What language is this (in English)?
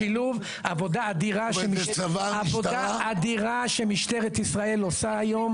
Hebrew